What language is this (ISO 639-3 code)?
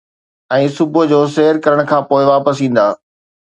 snd